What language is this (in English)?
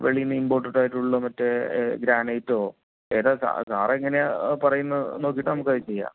Malayalam